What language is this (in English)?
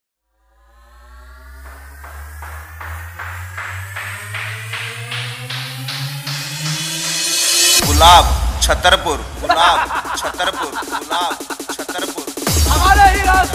Arabic